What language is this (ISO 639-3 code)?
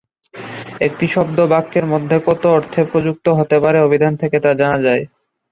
ben